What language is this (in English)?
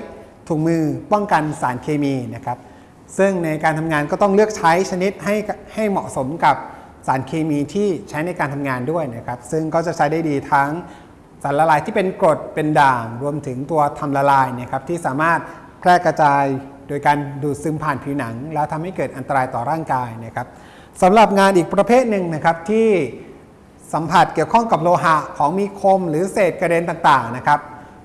Thai